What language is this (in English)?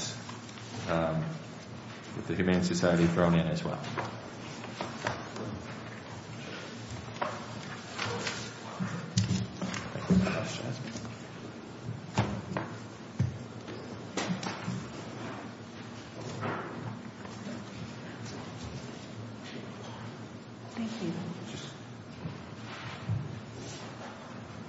English